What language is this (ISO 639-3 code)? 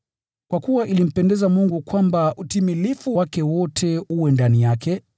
swa